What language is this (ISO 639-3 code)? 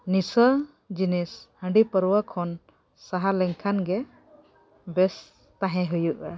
sat